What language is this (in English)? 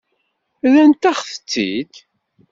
Kabyle